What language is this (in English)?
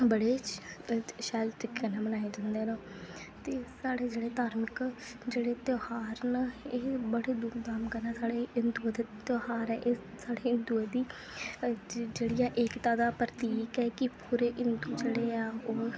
Dogri